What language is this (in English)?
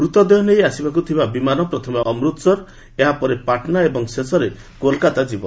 Odia